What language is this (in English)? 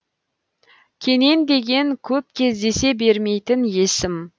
Kazakh